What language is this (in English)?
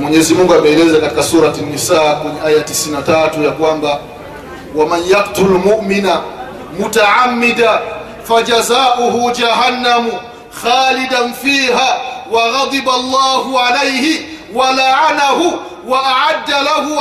Swahili